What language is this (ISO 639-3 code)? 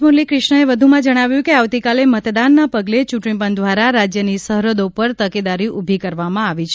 guj